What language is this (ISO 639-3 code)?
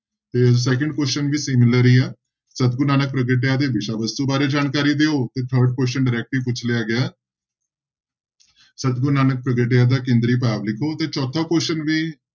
pan